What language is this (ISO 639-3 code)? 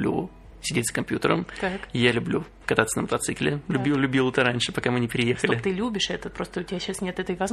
rus